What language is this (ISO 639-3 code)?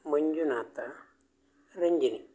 kan